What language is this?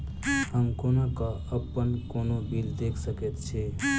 Maithili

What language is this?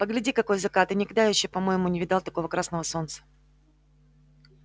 Russian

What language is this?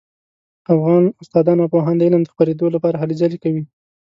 Pashto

